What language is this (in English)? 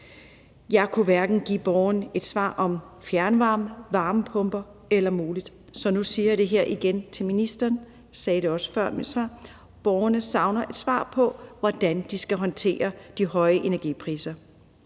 Danish